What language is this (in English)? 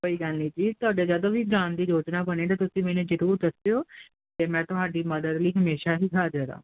Punjabi